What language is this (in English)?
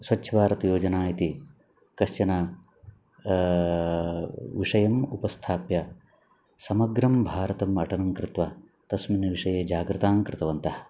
Sanskrit